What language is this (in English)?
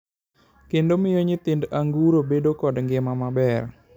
Luo (Kenya and Tanzania)